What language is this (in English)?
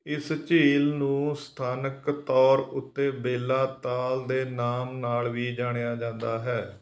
Punjabi